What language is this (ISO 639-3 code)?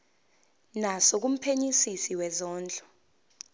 zul